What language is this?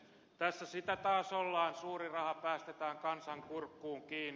Finnish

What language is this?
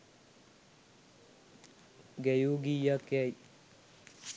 Sinhala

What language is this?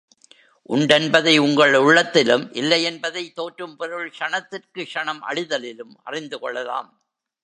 Tamil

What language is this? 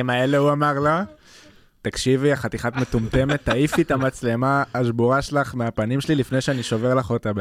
Hebrew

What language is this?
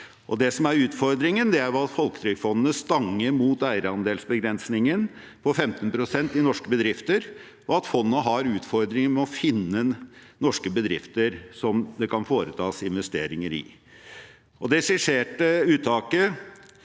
Norwegian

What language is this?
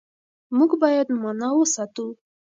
Pashto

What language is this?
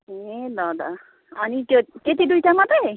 Nepali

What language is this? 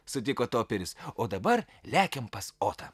Lithuanian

